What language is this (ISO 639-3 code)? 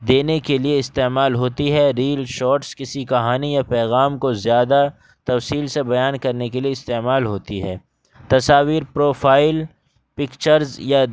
urd